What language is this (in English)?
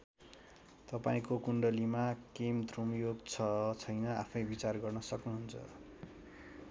Nepali